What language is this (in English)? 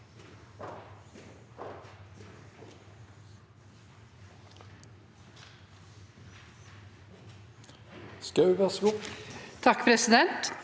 Norwegian